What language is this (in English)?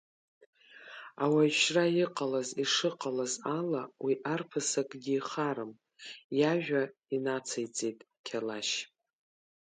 Abkhazian